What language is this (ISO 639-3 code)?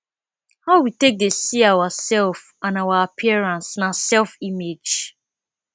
pcm